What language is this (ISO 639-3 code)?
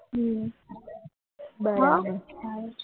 guj